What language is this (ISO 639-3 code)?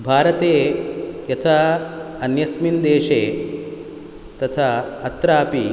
san